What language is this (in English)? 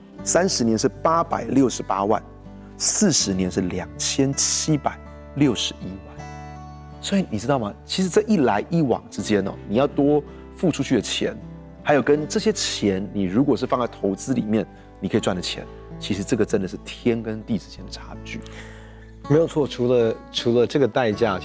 Chinese